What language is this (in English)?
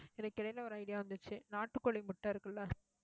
Tamil